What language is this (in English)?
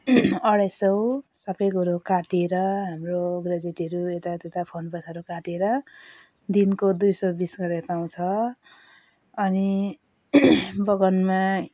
Nepali